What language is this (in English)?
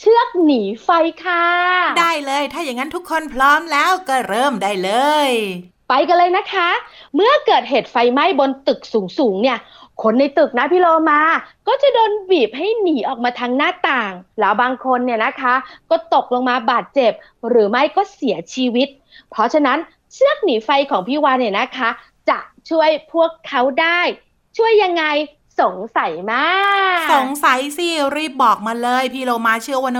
Thai